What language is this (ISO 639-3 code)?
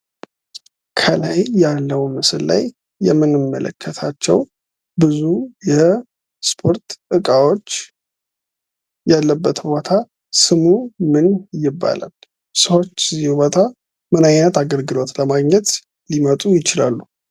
amh